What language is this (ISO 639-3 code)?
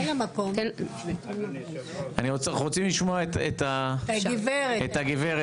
heb